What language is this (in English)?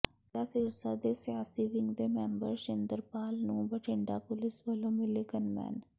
Punjabi